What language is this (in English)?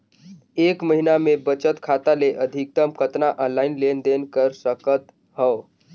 Chhattisgarhi